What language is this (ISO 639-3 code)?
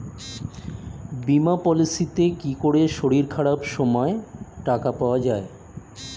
ben